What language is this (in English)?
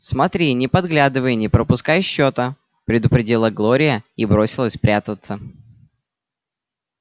Russian